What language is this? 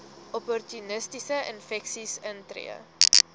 Afrikaans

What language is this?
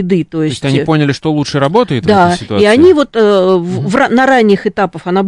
Russian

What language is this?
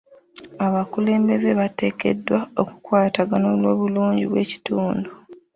Ganda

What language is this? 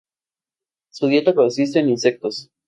Spanish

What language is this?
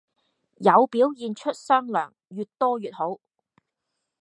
Cantonese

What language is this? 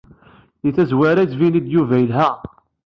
Kabyle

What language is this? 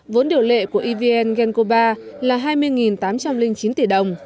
Vietnamese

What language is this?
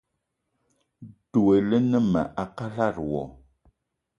Eton (Cameroon)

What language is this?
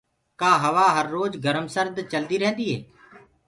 Gurgula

